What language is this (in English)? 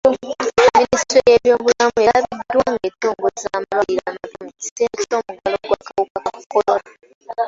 Ganda